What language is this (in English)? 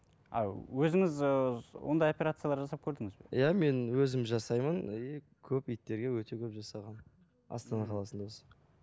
Kazakh